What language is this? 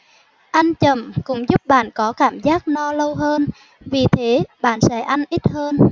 Vietnamese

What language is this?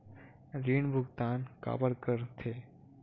Chhattisgarhi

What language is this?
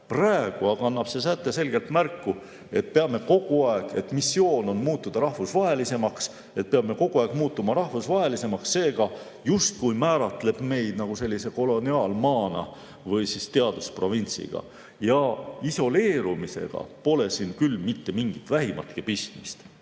Estonian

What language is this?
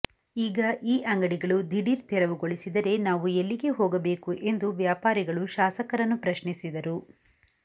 Kannada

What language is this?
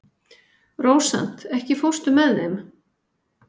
Icelandic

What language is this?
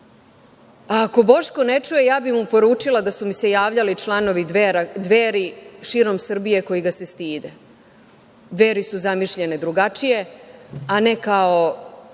Serbian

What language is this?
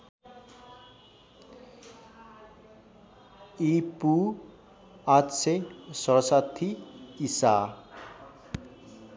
Nepali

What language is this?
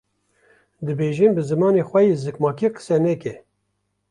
Kurdish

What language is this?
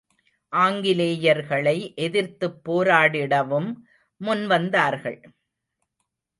Tamil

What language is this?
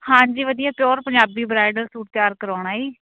Punjabi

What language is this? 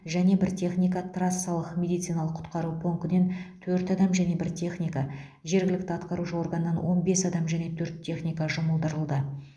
Kazakh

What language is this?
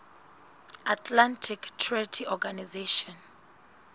Southern Sotho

